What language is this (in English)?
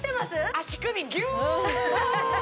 Japanese